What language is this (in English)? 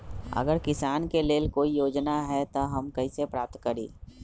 Magahi